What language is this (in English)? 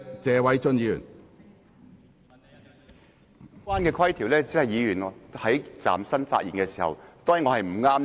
Cantonese